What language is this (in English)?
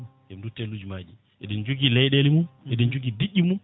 Fula